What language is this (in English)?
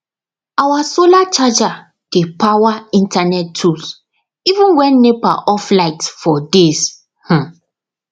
Nigerian Pidgin